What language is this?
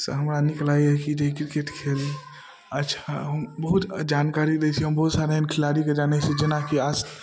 Maithili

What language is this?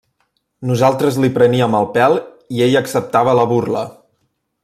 Catalan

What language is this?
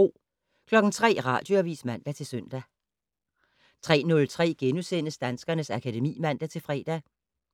Danish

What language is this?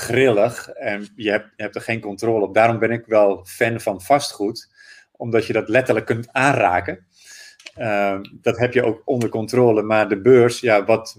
Dutch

